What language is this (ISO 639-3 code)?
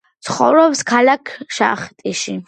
kat